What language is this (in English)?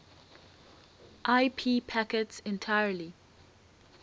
English